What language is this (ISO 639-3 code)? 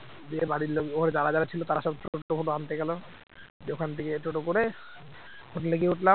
ben